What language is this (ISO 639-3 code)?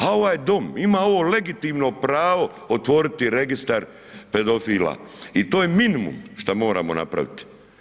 hrv